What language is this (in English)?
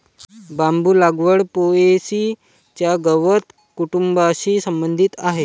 Marathi